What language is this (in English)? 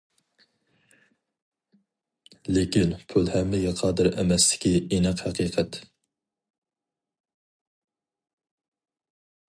Uyghur